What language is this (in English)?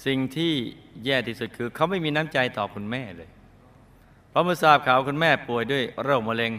Thai